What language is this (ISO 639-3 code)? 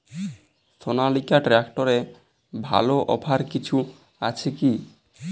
ben